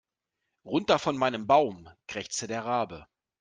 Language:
German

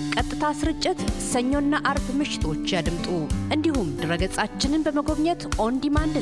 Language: Amharic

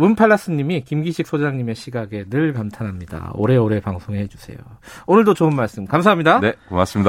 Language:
Korean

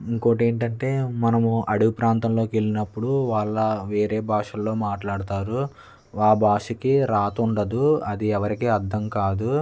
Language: Telugu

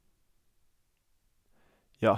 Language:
Norwegian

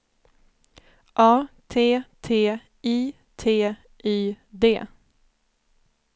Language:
Swedish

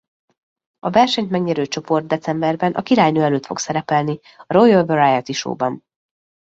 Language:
Hungarian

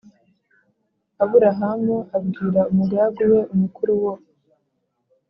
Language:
Kinyarwanda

